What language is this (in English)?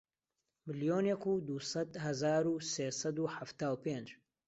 Central Kurdish